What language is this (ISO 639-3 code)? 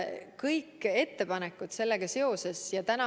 est